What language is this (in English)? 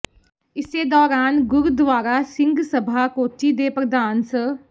Punjabi